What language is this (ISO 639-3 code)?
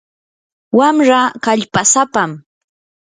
qur